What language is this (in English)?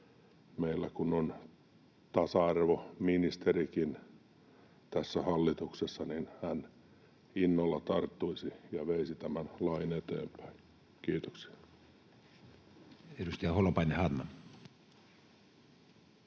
Finnish